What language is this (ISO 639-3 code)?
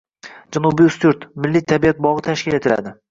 uzb